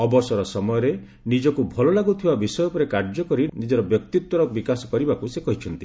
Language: Odia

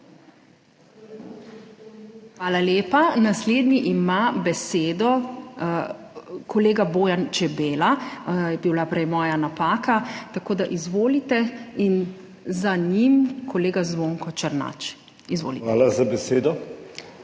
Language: Slovenian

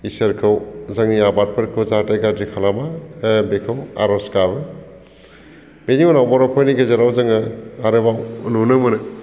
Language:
Bodo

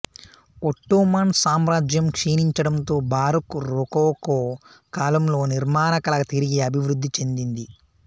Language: Telugu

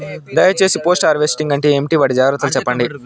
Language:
Telugu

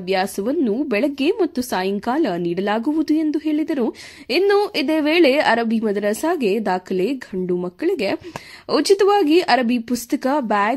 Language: Kannada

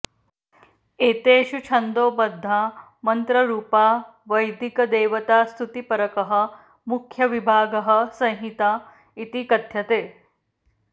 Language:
Sanskrit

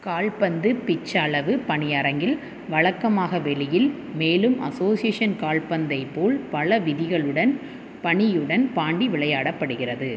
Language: Tamil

